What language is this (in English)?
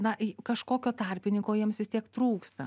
Lithuanian